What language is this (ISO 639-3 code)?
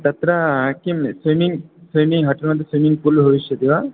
san